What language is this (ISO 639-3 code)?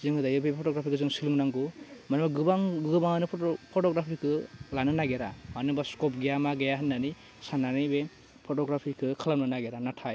brx